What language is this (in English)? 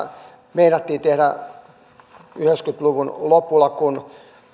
Finnish